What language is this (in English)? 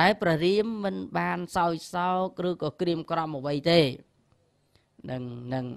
Thai